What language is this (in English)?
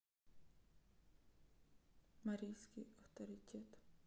Russian